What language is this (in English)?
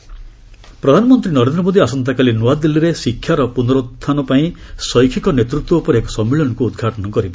Odia